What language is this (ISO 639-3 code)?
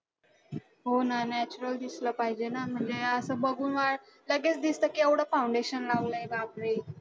mar